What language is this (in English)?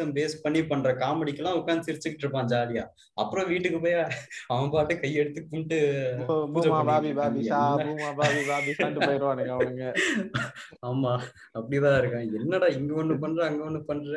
Tamil